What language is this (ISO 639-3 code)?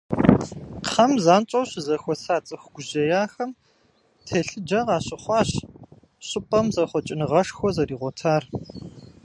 kbd